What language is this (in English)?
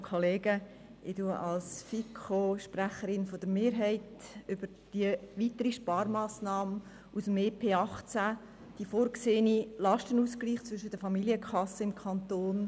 Swiss German